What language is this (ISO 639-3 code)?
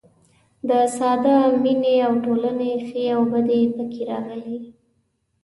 pus